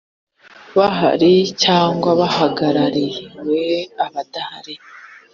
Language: Kinyarwanda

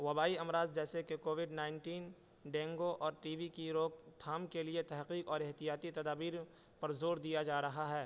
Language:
Urdu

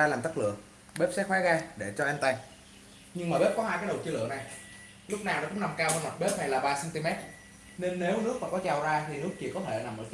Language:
Vietnamese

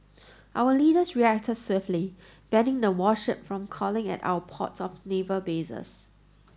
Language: English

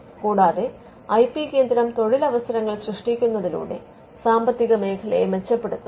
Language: Malayalam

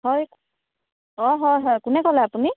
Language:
Assamese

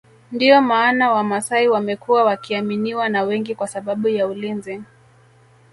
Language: Swahili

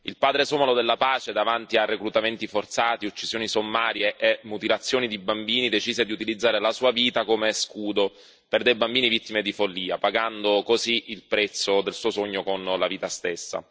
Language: Italian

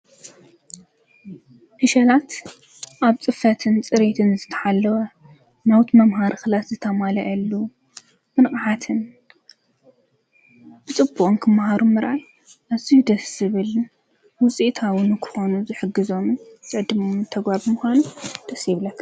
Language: Tigrinya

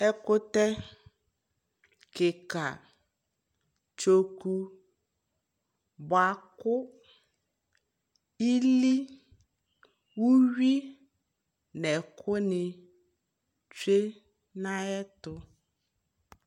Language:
Ikposo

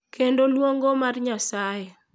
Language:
Luo (Kenya and Tanzania)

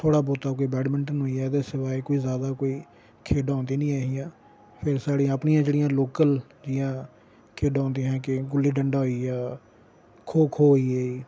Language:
Dogri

